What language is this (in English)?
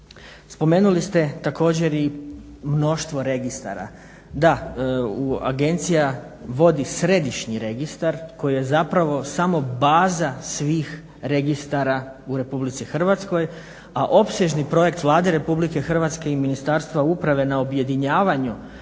Croatian